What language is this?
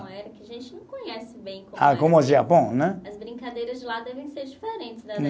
Portuguese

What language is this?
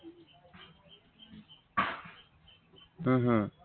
Assamese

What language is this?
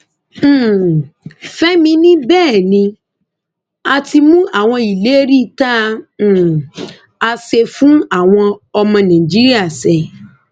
Yoruba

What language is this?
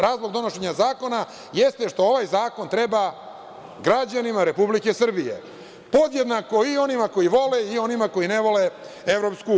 Serbian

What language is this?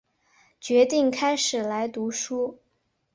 Chinese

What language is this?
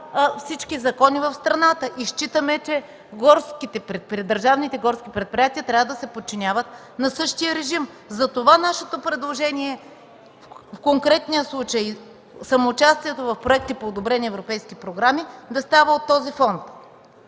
Bulgarian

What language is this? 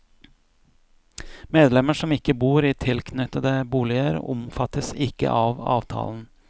Norwegian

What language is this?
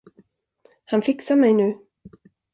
Swedish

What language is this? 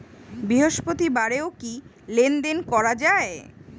Bangla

